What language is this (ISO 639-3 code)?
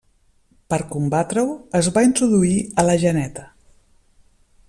cat